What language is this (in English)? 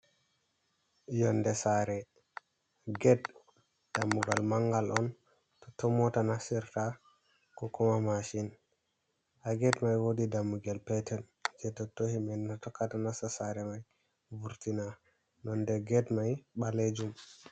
Fula